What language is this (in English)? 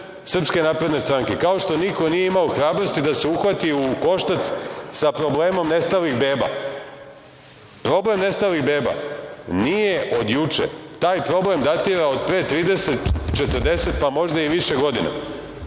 Serbian